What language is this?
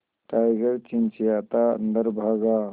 Hindi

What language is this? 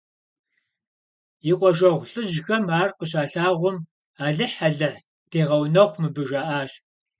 Kabardian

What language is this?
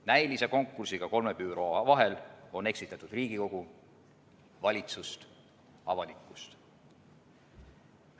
Estonian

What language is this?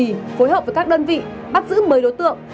Vietnamese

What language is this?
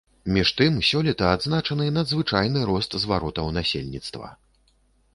Belarusian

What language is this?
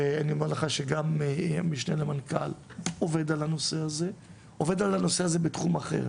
Hebrew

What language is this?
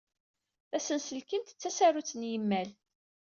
Kabyle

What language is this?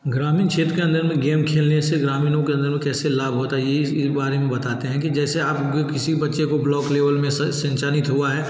Hindi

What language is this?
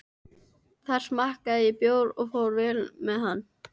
Icelandic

